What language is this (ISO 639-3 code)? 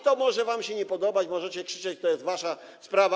pol